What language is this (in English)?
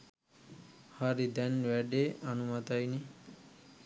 Sinhala